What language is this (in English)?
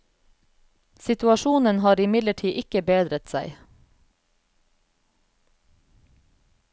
Norwegian